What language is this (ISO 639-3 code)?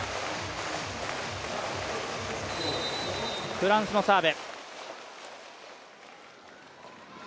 jpn